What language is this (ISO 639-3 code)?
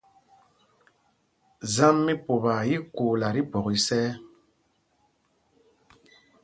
mgg